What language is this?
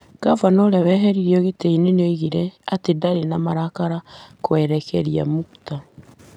Kikuyu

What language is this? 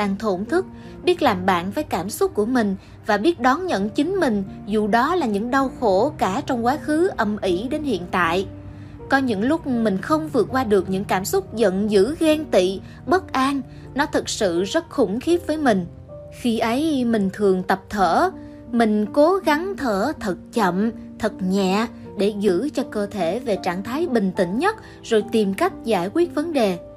Vietnamese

